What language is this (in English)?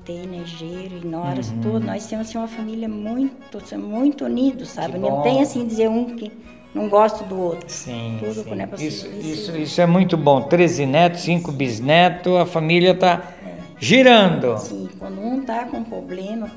Portuguese